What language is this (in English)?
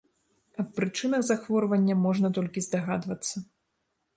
Belarusian